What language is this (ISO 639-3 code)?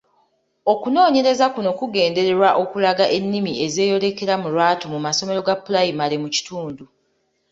lug